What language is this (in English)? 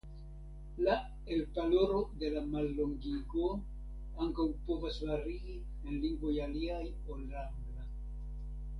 Esperanto